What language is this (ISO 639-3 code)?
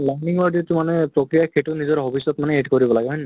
asm